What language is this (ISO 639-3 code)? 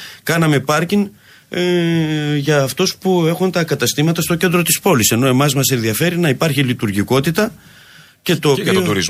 ell